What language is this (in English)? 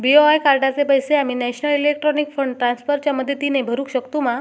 Marathi